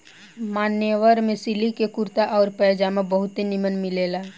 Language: Bhojpuri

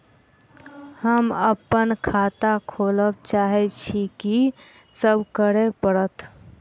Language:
Maithili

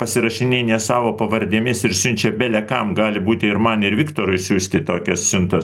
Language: Lithuanian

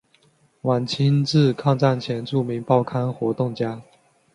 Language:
Chinese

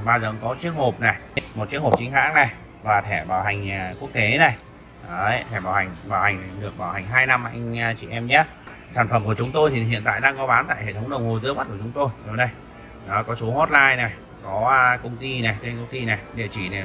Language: Vietnamese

